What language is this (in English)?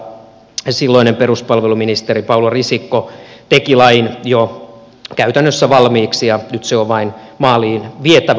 Finnish